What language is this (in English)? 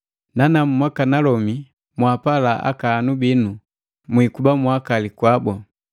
Matengo